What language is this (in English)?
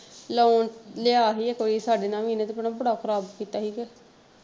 Punjabi